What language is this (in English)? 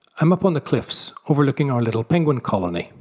English